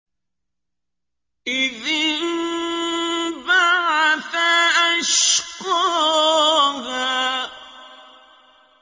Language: Arabic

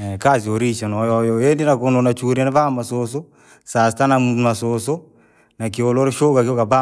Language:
Langi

